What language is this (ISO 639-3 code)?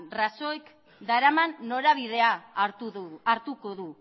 eus